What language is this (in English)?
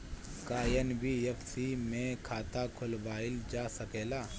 Bhojpuri